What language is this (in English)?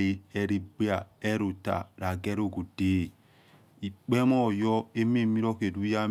Yekhee